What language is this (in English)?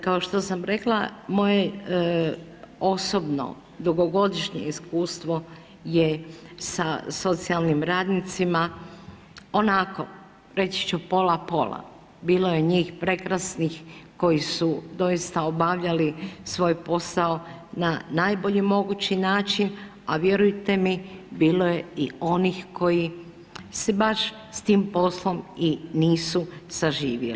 Croatian